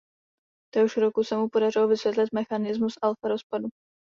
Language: Czech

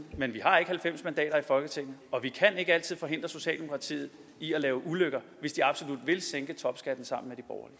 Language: Danish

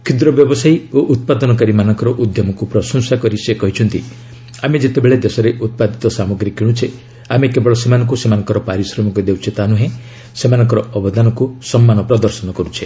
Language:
Odia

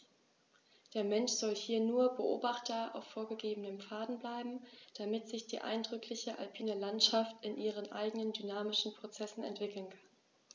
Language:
German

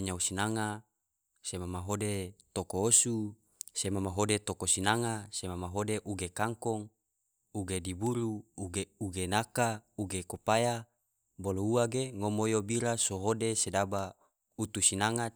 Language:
Tidore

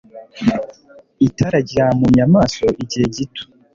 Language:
Kinyarwanda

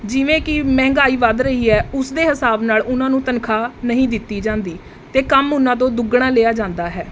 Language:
Punjabi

